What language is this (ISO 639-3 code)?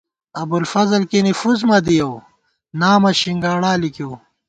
gwt